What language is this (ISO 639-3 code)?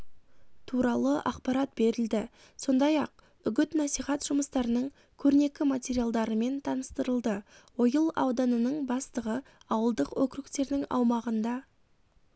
kaz